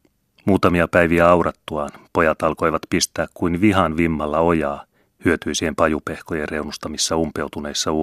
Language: Finnish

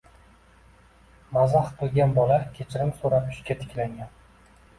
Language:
Uzbek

